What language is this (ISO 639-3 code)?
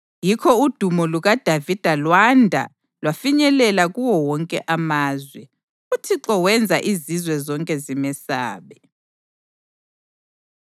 nde